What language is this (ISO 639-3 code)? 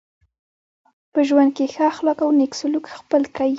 pus